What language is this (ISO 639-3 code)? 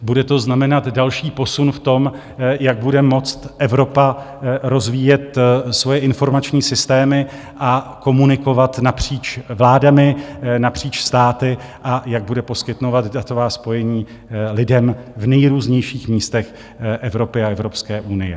ces